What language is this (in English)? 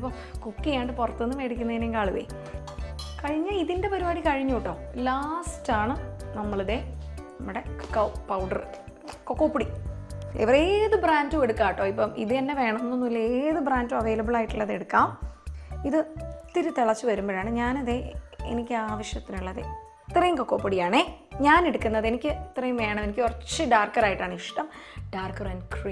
Malayalam